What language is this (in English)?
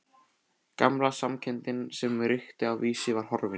Icelandic